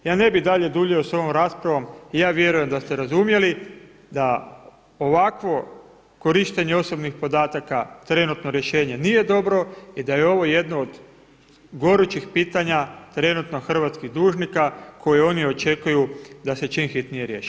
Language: Croatian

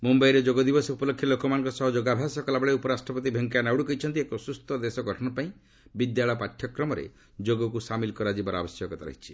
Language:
Odia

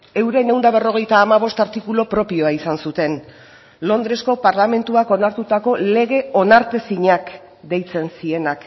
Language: Basque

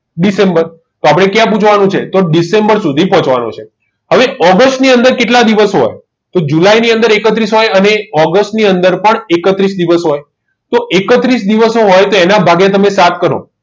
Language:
Gujarati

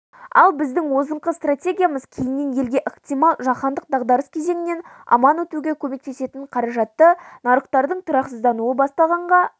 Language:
Kazakh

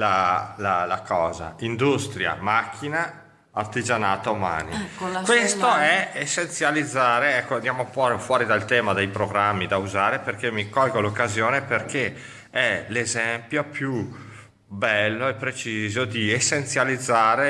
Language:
Italian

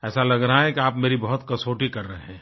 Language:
Hindi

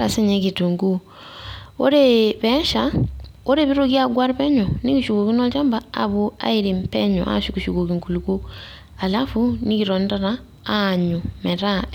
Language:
Masai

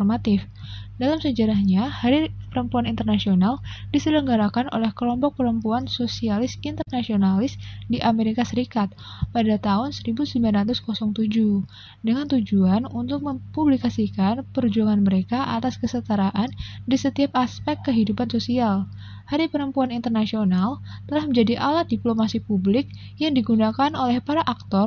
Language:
Indonesian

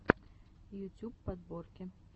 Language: Russian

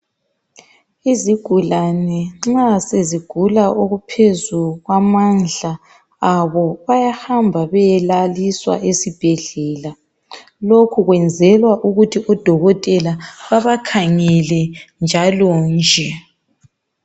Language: North Ndebele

